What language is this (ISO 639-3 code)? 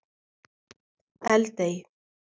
isl